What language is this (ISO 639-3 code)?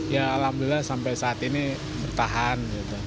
ind